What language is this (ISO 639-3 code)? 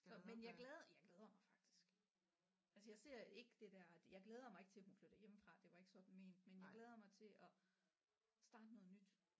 dan